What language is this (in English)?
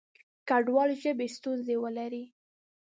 Pashto